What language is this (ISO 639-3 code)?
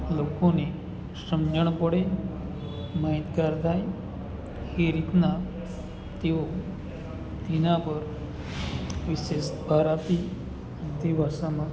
guj